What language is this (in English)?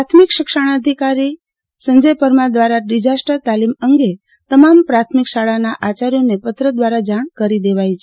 Gujarati